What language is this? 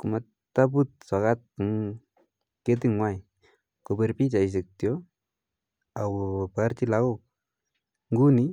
Kalenjin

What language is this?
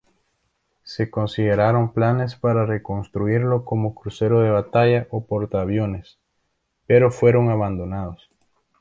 Spanish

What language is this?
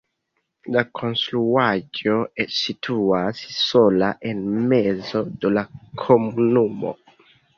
Esperanto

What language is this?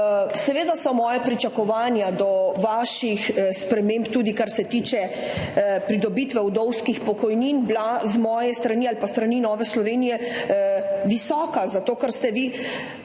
Slovenian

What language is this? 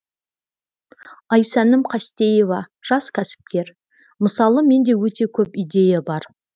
Kazakh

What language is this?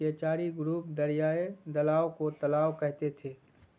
Urdu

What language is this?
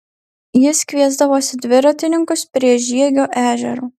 Lithuanian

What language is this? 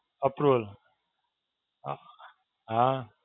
Gujarati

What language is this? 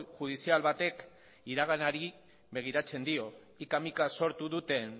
Basque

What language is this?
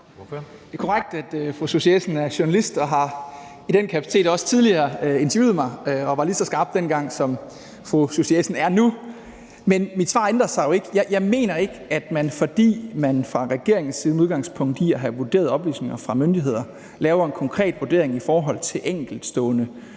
Danish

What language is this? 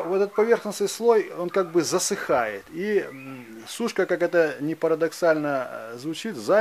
Russian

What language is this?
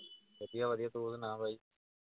Punjabi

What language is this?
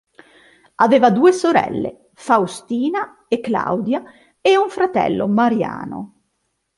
Italian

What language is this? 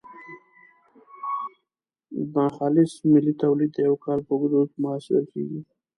Pashto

